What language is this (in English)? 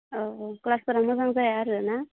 Bodo